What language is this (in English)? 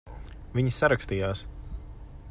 Latvian